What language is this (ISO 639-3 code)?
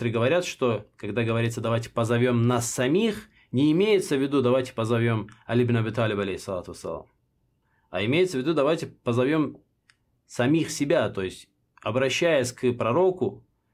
rus